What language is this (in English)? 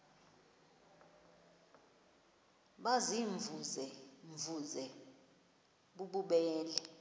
Xhosa